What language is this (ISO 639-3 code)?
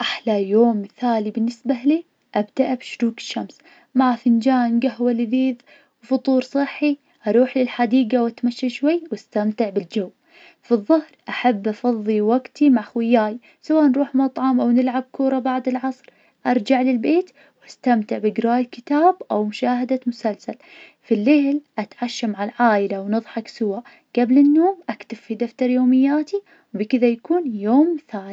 ars